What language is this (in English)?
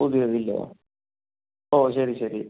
Malayalam